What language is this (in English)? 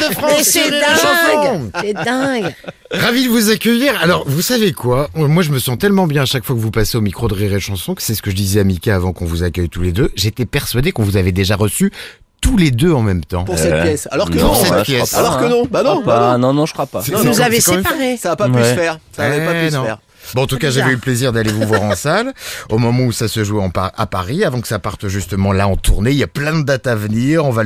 French